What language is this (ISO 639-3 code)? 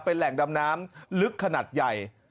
tha